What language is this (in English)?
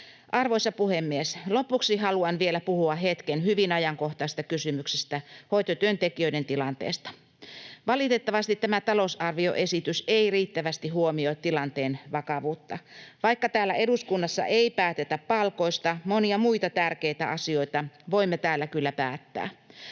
Finnish